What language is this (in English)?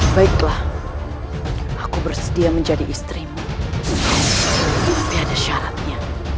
Indonesian